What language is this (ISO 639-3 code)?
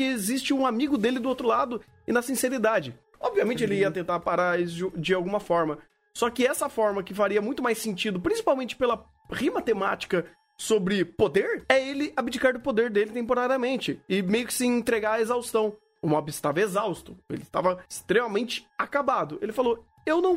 por